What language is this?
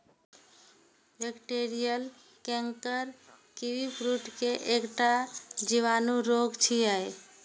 Maithili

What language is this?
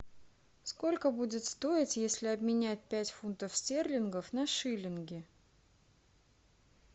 Russian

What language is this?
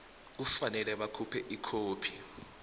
South Ndebele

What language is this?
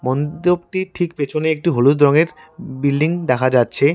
Bangla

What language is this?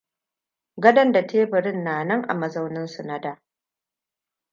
Hausa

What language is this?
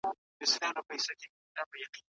Pashto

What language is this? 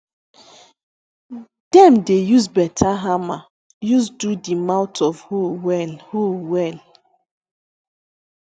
Nigerian Pidgin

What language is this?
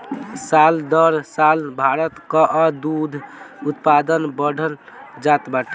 Bhojpuri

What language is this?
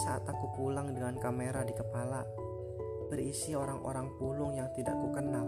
Indonesian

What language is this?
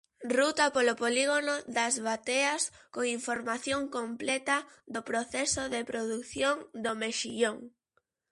Galician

